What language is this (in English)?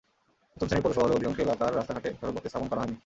Bangla